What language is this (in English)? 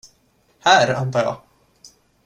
Swedish